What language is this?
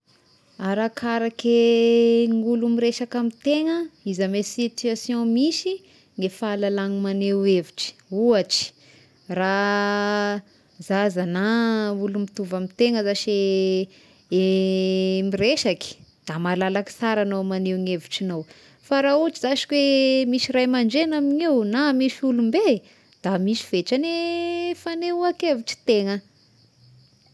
Tesaka Malagasy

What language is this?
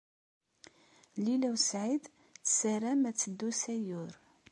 Kabyle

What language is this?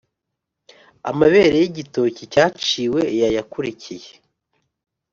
Kinyarwanda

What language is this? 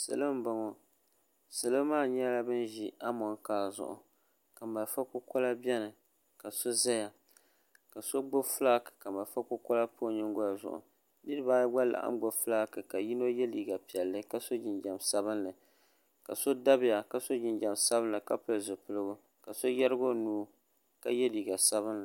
Dagbani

